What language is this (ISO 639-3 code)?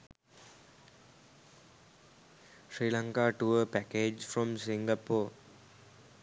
sin